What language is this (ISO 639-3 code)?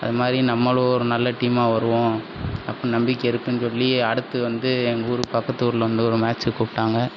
tam